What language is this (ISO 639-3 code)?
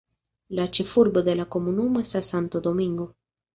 epo